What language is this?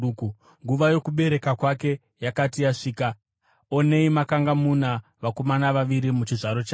Shona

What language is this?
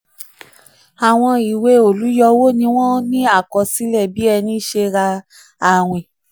Yoruba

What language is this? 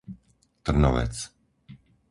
Slovak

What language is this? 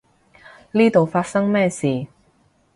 Cantonese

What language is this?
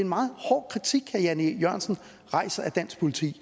Danish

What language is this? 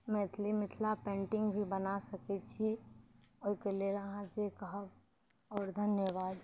Maithili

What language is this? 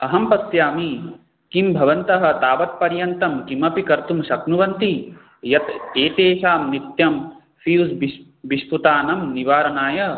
Sanskrit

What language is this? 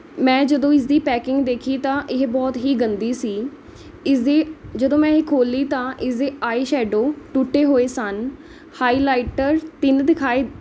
Punjabi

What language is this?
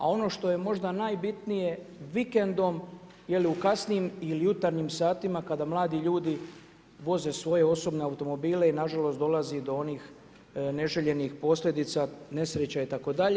Croatian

